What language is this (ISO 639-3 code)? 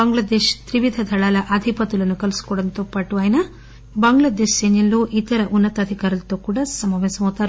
tel